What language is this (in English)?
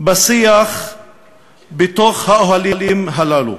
Hebrew